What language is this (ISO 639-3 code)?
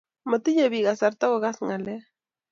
kln